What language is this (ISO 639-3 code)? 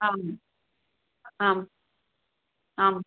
san